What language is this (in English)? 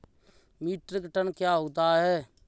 Hindi